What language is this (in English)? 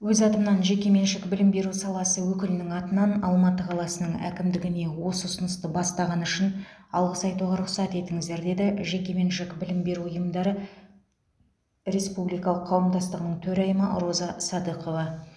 Kazakh